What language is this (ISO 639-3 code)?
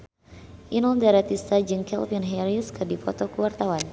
sun